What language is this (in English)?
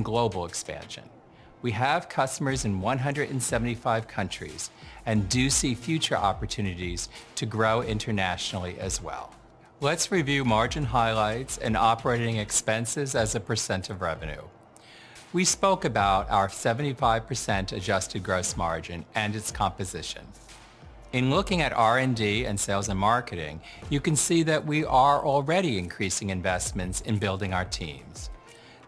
English